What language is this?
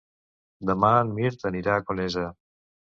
Catalan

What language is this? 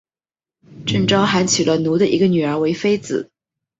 Chinese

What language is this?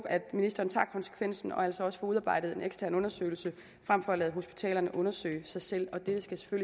Danish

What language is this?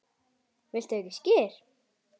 Icelandic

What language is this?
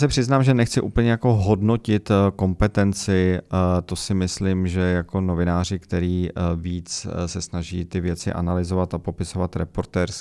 Czech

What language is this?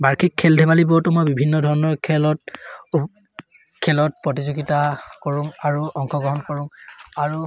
Assamese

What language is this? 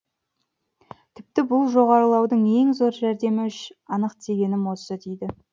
Kazakh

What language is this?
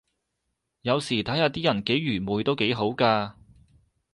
Cantonese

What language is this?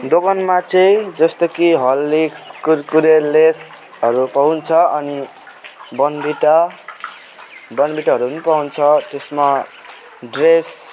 Nepali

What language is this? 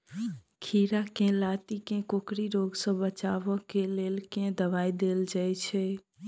Maithili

